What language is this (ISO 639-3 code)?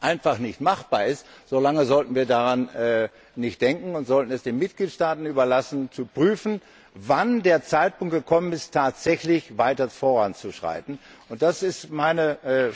deu